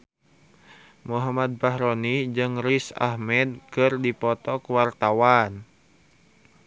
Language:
Sundanese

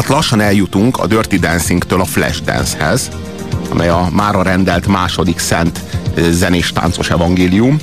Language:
Hungarian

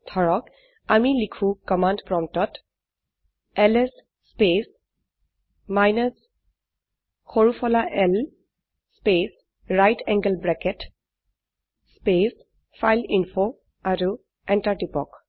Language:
Assamese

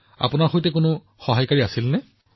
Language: Assamese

